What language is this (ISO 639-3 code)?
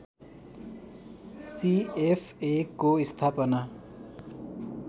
nep